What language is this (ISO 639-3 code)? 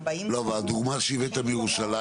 heb